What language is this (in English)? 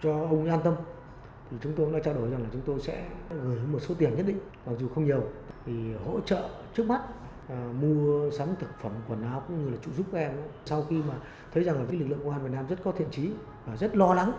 Vietnamese